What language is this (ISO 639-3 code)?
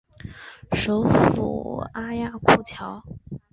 zho